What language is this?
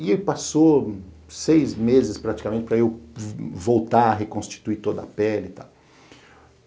Portuguese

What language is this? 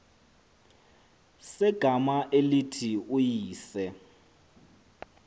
Xhosa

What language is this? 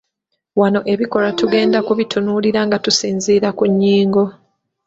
Ganda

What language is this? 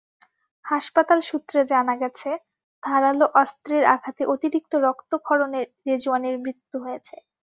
Bangla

